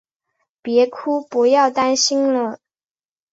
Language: Chinese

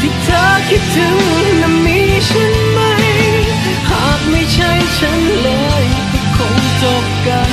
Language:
Thai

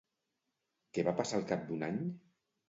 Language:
Catalan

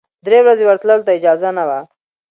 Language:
Pashto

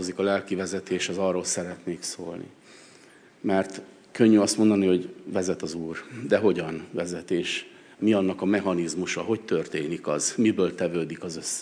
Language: Hungarian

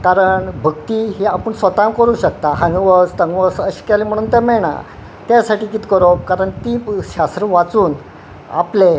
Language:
Konkani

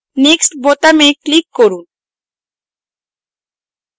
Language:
Bangla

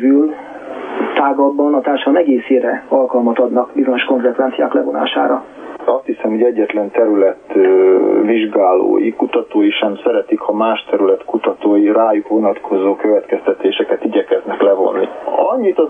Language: Hungarian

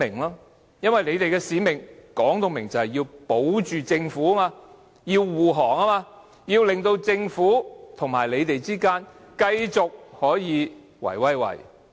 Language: Cantonese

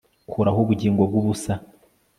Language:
Kinyarwanda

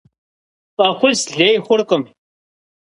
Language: Kabardian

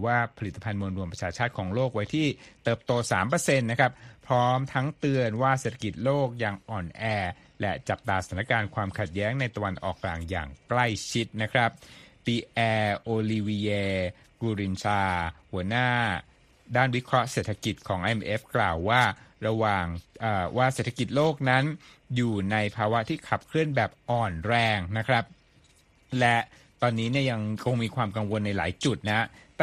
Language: Thai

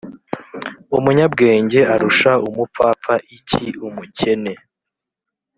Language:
Kinyarwanda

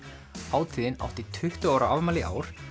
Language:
Icelandic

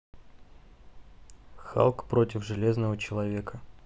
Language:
Russian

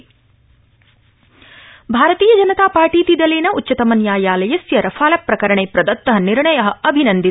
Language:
Sanskrit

